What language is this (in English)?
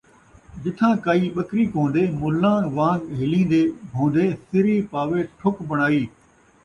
Saraiki